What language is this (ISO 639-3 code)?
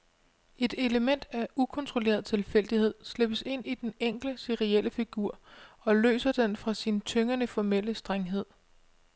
dan